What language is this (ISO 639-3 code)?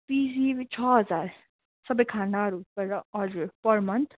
nep